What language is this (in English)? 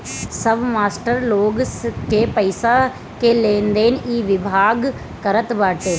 Bhojpuri